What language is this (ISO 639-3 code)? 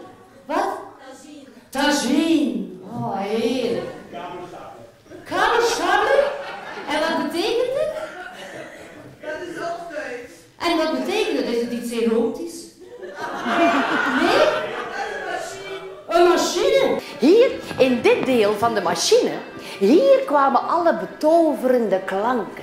nld